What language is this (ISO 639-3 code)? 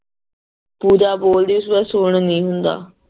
pan